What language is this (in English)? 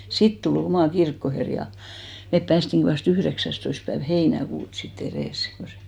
Finnish